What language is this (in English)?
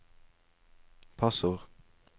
Norwegian